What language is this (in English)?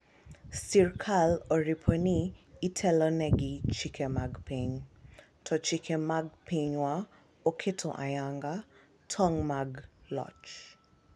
Luo (Kenya and Tanzania)